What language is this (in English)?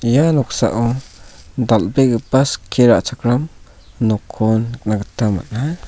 Garo